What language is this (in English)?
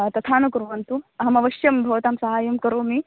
Sanskrit